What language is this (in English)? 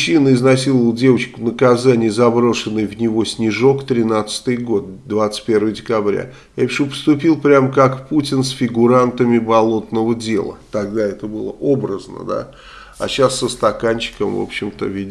Russian